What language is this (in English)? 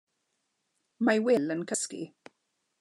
Welsh